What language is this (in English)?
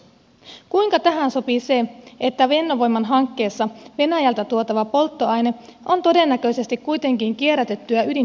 Finnish